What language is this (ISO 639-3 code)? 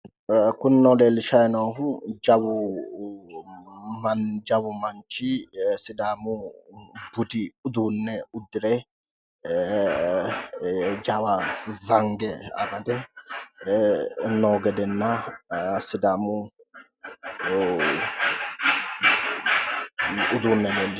sid